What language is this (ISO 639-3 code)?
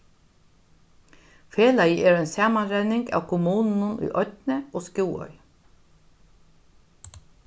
fao